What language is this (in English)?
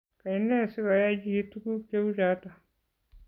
Kalenjin